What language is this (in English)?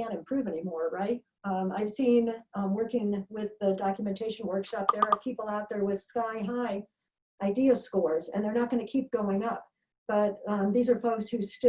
English